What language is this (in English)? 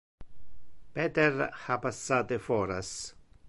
Interlingua